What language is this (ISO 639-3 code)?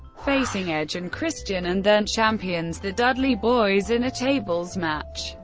eng